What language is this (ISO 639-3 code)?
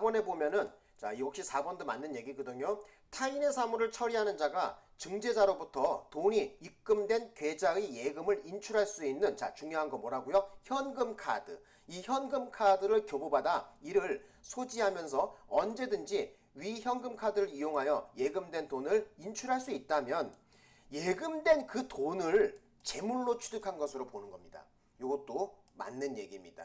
kor